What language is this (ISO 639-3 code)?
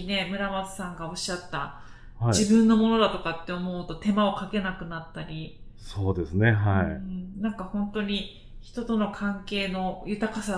jpn